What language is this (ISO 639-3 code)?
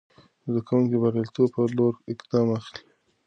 pus